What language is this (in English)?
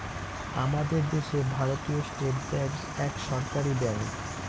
Bangla